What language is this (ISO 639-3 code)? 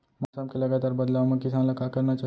hne